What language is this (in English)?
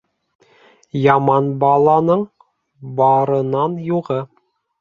Bashkir